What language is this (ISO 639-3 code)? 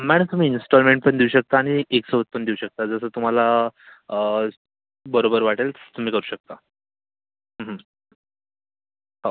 mar